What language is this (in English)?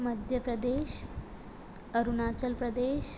Sindhi